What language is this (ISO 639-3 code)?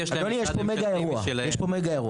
heb